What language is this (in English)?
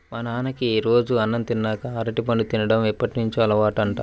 Telugu